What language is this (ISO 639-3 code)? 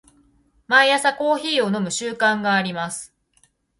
jpn